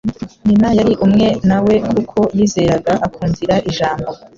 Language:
Kinyarwanda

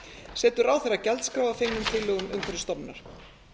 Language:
Icelandic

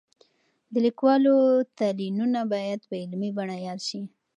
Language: Pashto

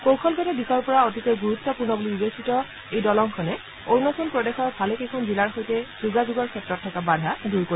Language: Assamese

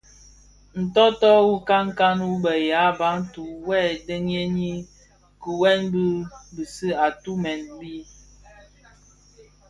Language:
Bafia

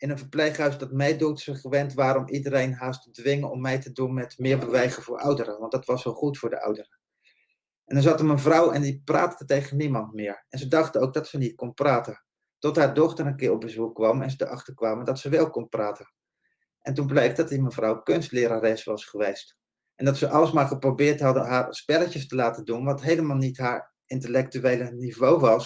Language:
Dutch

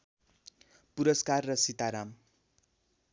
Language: Nepali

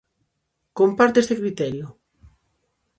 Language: Galician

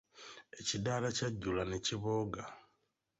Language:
Ganda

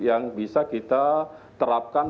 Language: Indonesian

